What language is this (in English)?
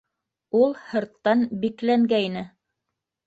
Bashkir